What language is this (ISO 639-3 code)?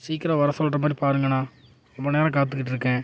tam